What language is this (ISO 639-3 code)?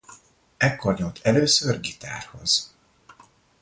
hun